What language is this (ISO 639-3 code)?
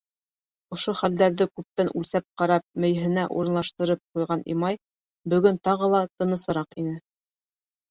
bak